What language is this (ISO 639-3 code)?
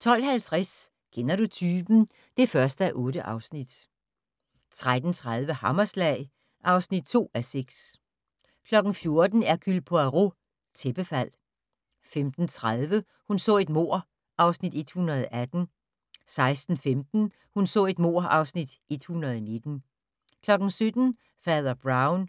dan